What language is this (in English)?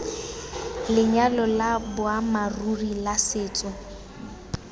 Tswana